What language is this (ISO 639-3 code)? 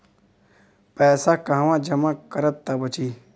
bho